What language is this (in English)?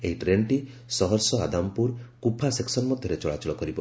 Odia